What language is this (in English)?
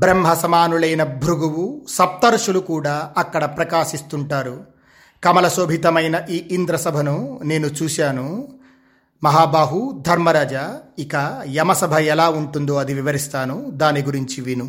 Telugu